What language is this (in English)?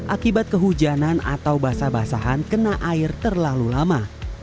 Indonesian